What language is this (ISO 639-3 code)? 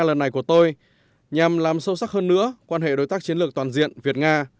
vie